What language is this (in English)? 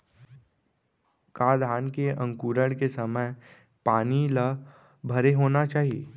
Chhattisgarhi